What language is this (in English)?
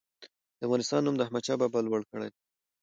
Pashto